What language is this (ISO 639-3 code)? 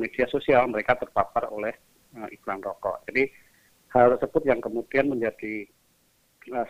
ind